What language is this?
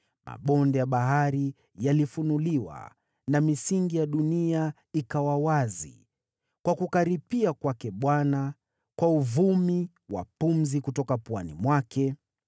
Swahili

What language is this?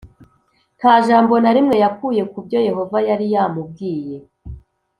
Kinyarwanda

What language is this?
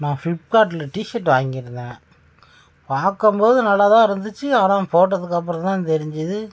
Tamil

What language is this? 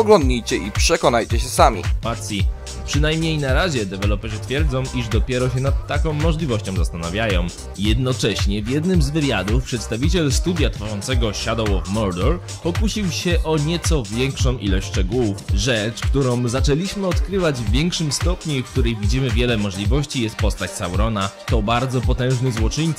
Polish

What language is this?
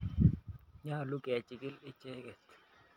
Kalenjin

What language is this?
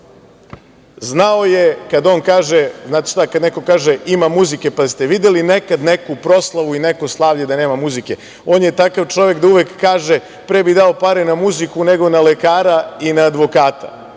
Serbian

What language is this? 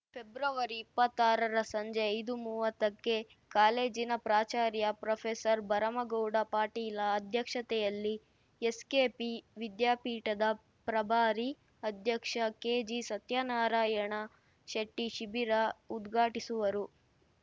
Kannada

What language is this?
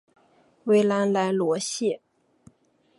Chinese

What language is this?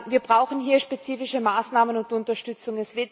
German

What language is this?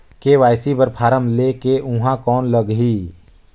Chhattisgarhi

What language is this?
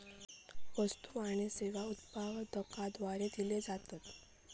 Marathi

